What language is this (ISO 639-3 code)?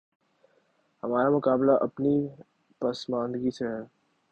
urd